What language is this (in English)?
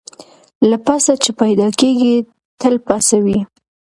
Pashto